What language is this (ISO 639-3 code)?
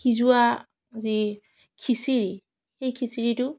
asm